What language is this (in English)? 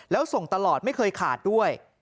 Thai